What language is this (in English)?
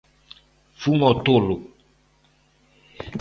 Galician